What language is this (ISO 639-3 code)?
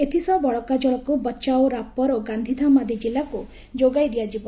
ori